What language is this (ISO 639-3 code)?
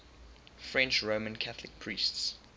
eng